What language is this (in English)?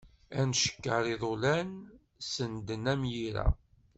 Kabyle